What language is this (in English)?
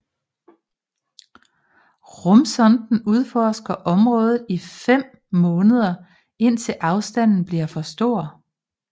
Danish